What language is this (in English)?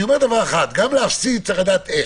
Hebrew